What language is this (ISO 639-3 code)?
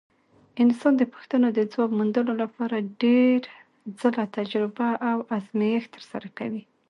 pus